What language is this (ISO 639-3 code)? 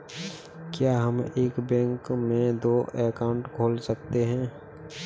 hin